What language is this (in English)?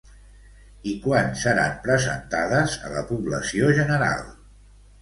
Catalan